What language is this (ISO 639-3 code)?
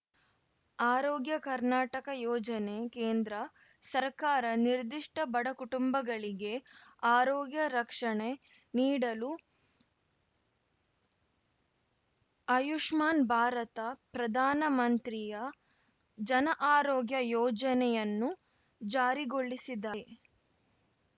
kan